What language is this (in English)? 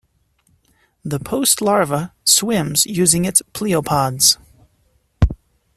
English